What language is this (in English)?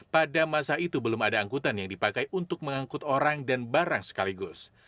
Indonesian